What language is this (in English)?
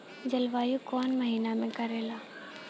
Bhojpuri